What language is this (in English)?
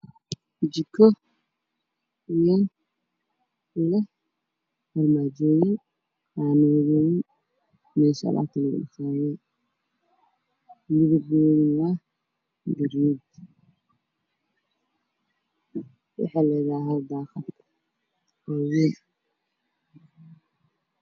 Somali